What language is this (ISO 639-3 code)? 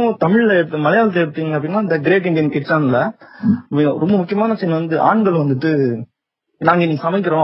tam